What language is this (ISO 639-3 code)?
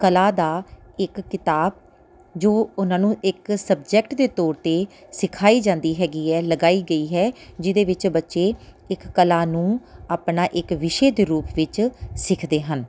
pan